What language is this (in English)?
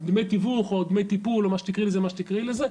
Hebrew